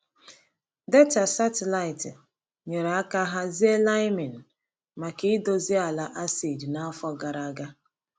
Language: Igbo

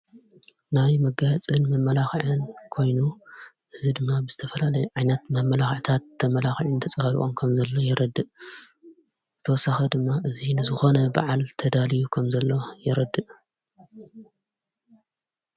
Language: Tigrinya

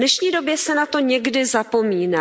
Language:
Czech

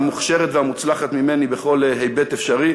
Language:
Hebrew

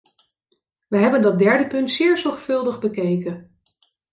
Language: Dutch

